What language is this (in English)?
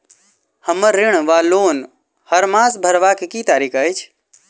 Maithili